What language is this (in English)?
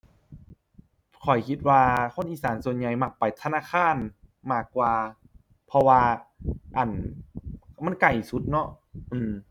Thai